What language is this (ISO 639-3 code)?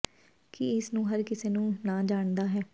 pan